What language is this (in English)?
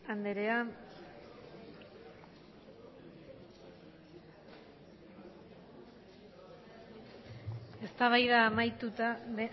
Basque